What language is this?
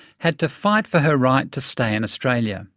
English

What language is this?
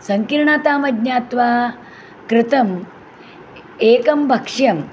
Sanskrit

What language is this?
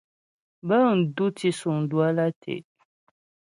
Ghomala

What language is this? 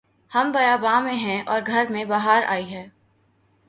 Urdu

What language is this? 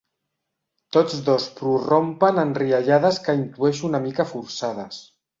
Catalan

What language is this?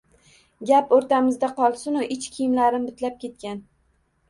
Uzbek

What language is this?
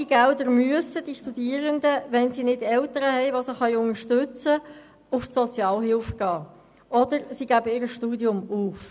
Swiss German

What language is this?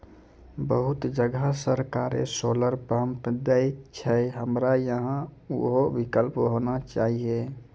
Maithili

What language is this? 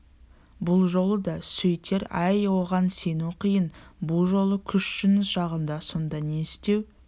Kazakh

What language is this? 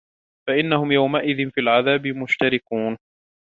Arabic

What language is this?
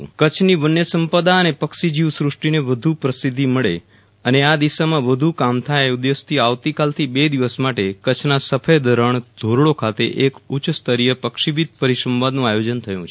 Gujarati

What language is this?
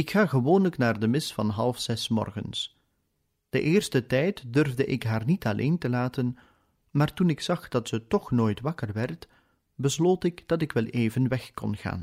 Dutch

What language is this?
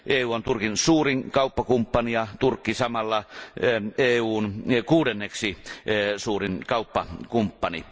Finnish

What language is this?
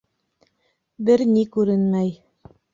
Bashkir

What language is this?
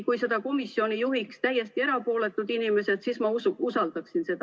Estonian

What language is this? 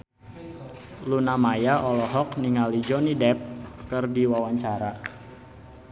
Sundanese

